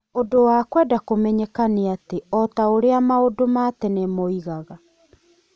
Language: Kikuyu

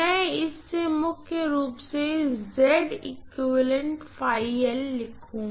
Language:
Hindi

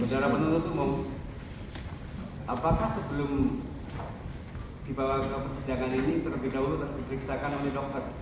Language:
Indonesian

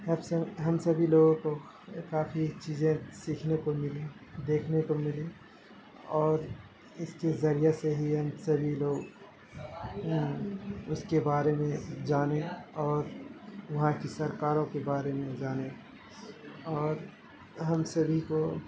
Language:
Urdu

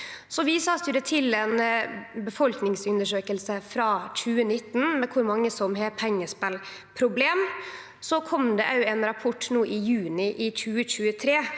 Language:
Norwegian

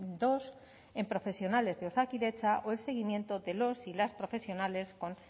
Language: Spanish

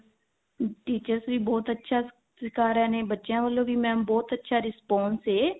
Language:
Punjabi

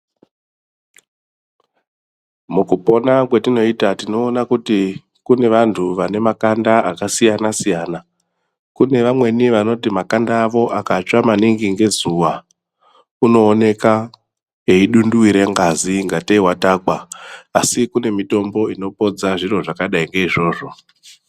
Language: Ndau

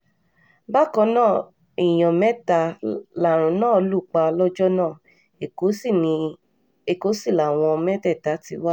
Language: Yoruba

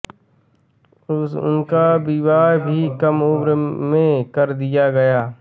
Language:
Hindi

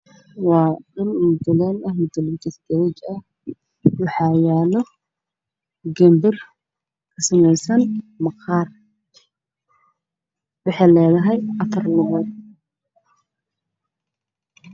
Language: Somali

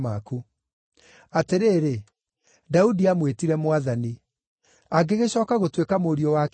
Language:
Kikuyu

